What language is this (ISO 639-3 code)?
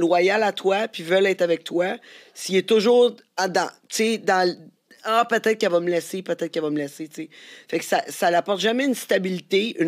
fra